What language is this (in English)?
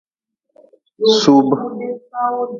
Nawdm